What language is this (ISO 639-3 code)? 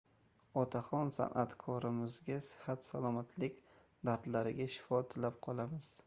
uzb